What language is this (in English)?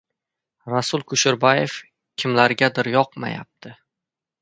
Uzbek